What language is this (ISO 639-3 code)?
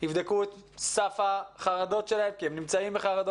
heb